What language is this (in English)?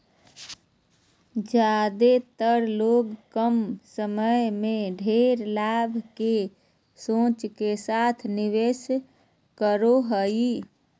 Magahi